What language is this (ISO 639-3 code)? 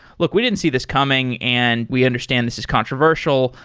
eng